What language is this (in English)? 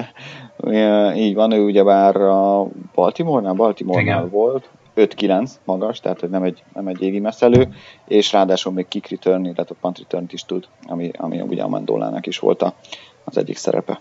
Hungarian